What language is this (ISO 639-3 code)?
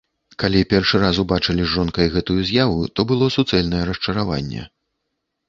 bel